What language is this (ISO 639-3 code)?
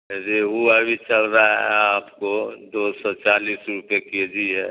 urd